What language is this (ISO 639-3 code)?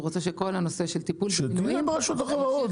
heb